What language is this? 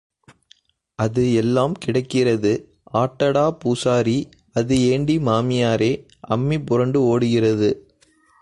Tamil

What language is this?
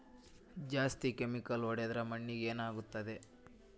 Kannada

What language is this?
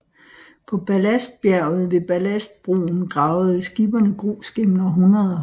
Danish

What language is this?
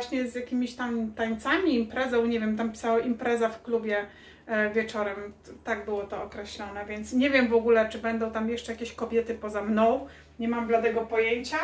Polish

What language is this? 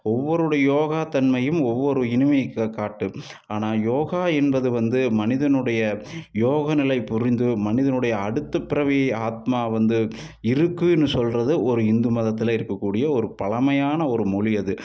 Tamil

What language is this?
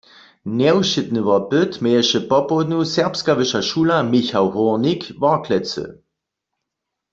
Upper Sorbian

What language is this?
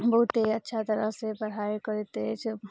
Maithili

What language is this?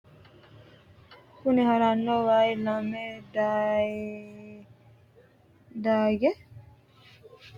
Sidamo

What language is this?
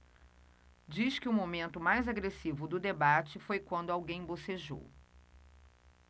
Portuguese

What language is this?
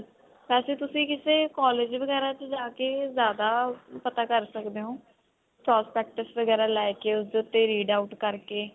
Punjabi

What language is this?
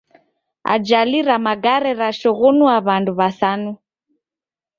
Taita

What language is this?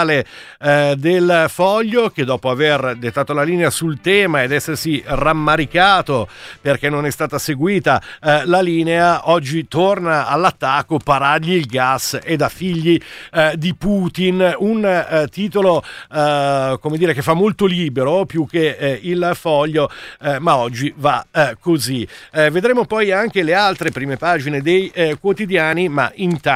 Italian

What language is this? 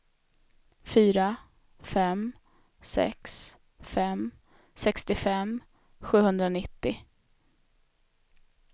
Swedish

